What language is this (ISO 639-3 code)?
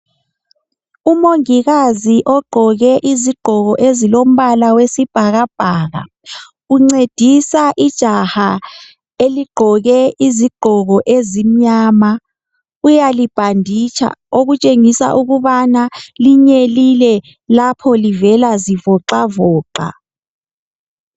nde